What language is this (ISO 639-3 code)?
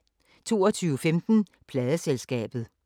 dan